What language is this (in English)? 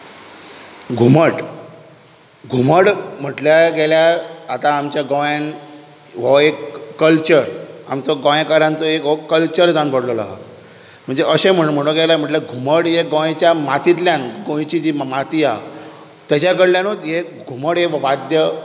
Konkani